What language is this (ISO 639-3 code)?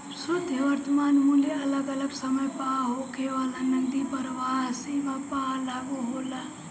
bho